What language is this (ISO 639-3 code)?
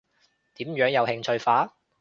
yue